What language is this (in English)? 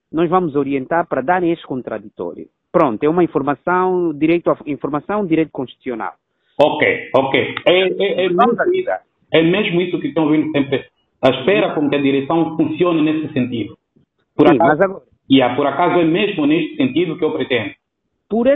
Portuguese